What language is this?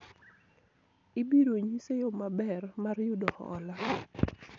Luo (Kenya and Tanzania)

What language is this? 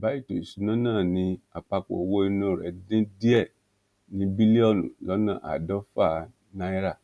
Yoruba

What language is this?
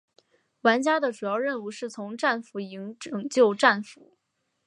Chinese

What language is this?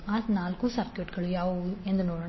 Kannada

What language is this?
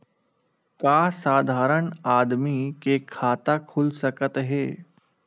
Chhattisgarhi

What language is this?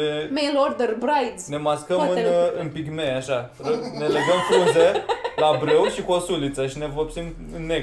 Romanian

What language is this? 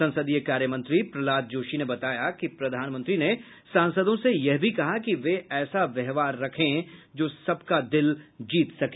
Hindi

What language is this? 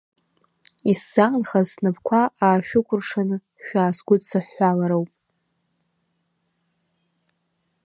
Abkhazian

